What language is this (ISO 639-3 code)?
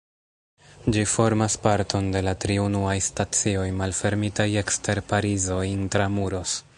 epo